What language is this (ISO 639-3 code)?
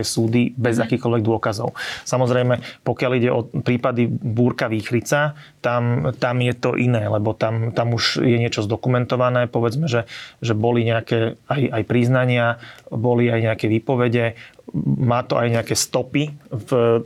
slk